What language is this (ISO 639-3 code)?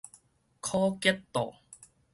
nan